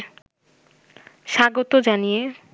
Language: Bangla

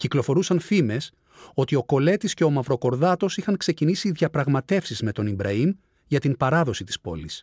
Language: Greek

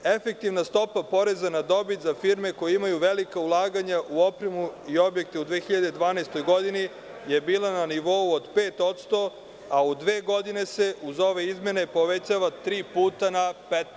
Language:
Serbian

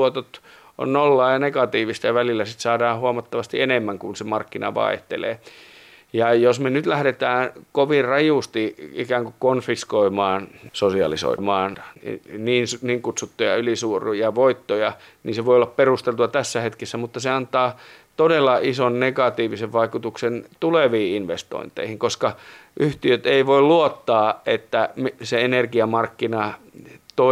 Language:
Finnish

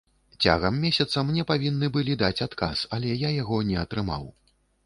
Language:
Belarusian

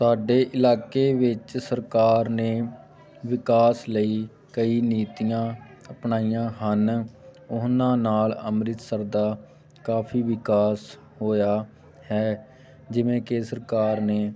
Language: Punjabi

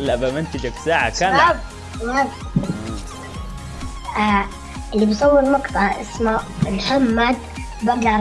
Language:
Arabic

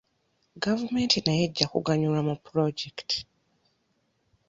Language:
Ganda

